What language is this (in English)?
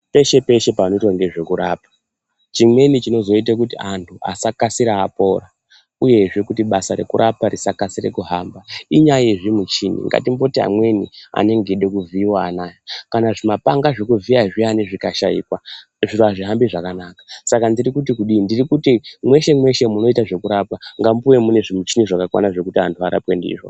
Ndau